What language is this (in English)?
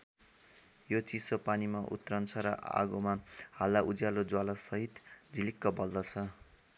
Nepali